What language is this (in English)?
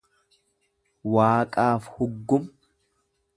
Oromo